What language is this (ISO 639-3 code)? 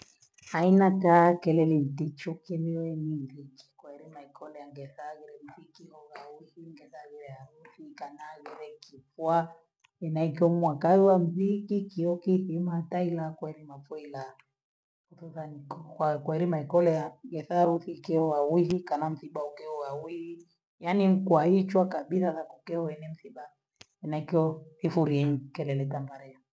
gwe